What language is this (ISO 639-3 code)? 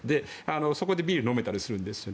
jpn